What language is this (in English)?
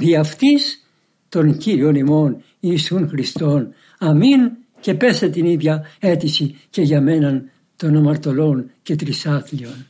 Greek